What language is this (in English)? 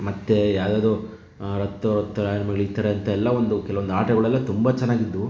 Kannada